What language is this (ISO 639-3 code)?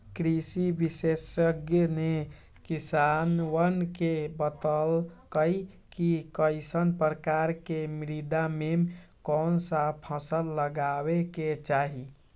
mag